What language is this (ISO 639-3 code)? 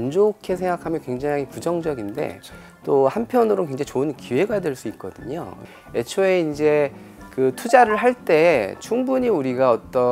kor